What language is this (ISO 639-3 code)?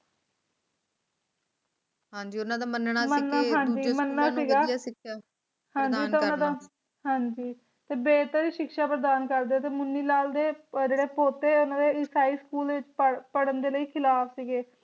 pan